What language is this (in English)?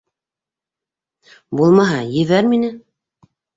Bashkir